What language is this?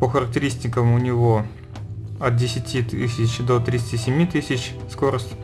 Russian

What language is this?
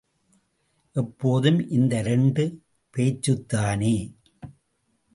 Tamil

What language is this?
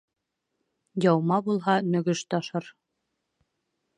Bashkir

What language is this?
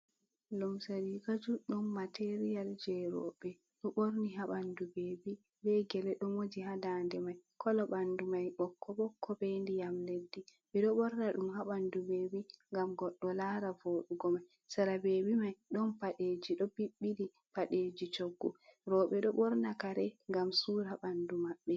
Fula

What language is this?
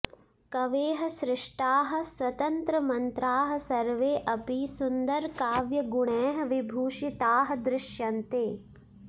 Sanskrit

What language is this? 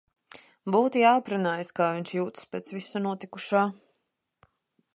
Latvian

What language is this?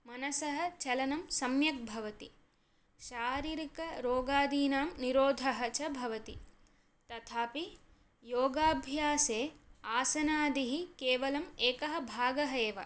Sanskrit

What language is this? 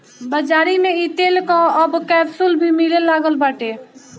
Bhojpuri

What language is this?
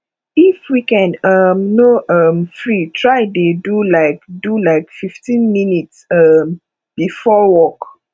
Nigerian Pidgin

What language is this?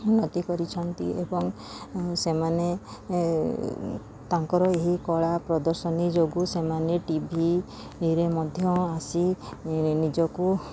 Odia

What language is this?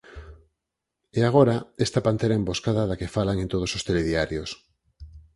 Galician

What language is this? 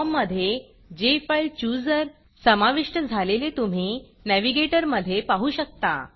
Marathi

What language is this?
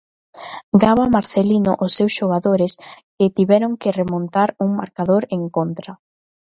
Galician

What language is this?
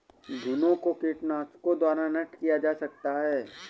Hindi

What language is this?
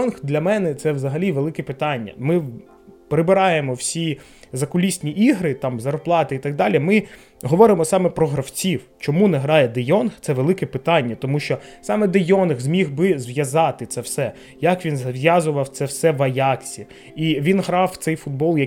Ukrainian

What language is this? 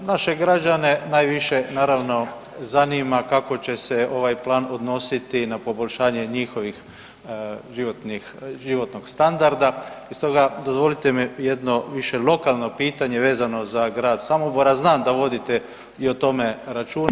Croatian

